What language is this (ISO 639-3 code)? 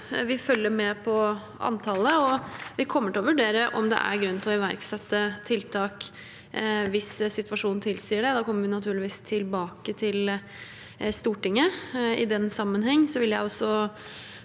nor